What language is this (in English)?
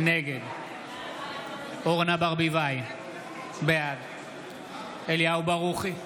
Hebrew